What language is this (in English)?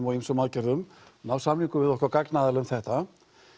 Icelandic